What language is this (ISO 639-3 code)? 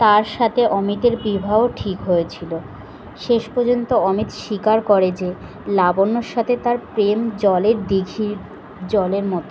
ben